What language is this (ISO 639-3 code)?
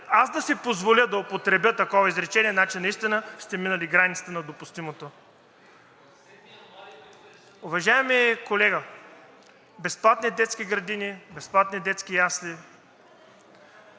bul